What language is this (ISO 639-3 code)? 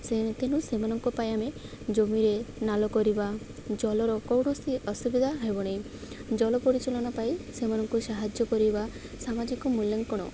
ori